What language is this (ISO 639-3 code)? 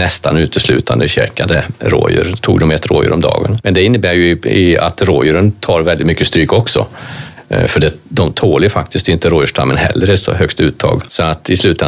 swe